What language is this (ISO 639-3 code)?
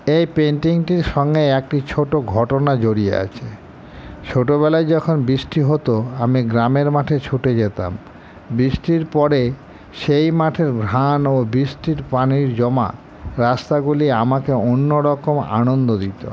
ben